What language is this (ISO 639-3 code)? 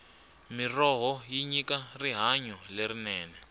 tso